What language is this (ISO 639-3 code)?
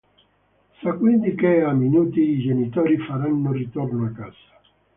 ita